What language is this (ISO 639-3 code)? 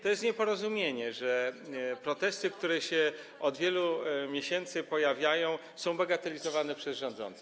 pol